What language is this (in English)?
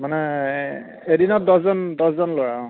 Assamese